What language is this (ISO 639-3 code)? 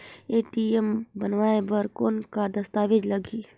hne